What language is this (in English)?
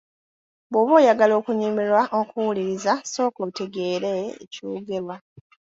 Ganda